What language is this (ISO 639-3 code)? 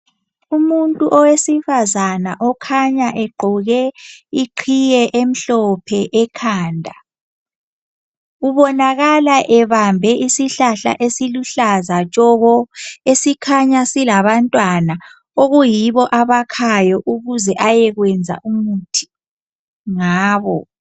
nde